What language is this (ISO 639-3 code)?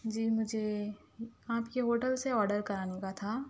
urd